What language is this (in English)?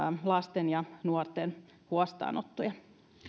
Finnish